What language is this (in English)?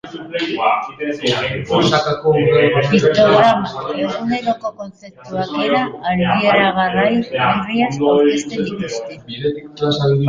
Basque